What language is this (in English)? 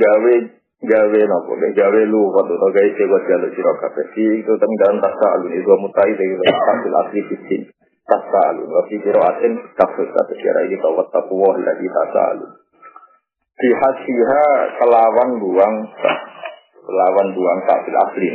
Indonesian